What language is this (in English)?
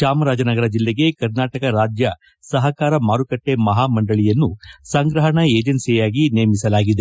Kannada